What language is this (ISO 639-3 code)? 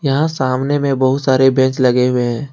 hin